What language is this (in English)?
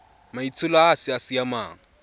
Tswana